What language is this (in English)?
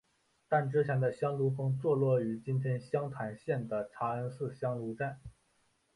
Chinese